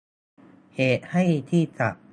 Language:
Thai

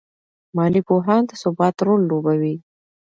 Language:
Pashto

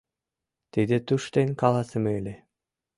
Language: Mari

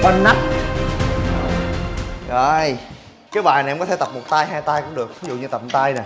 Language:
Vietnamese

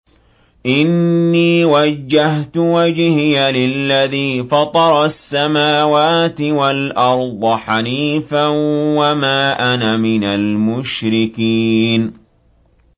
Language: Arabic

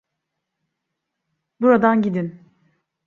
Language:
Turkish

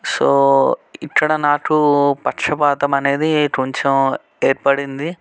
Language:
Telugu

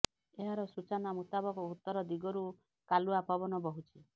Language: Odia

